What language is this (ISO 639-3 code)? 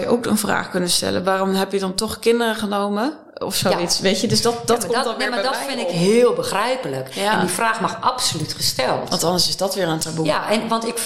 nld